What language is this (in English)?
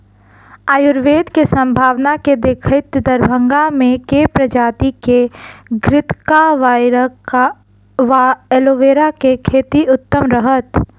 Maithili